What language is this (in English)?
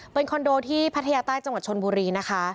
Thai